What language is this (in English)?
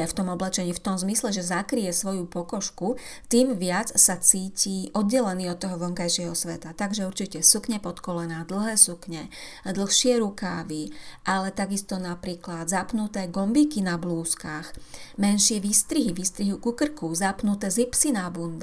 Slovak